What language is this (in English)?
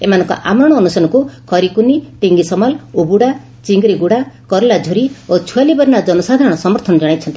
Odia